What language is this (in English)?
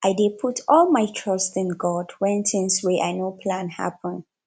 Nigerian Pidgin